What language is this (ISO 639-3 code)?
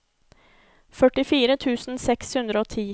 nor